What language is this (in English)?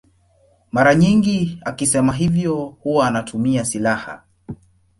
Swahili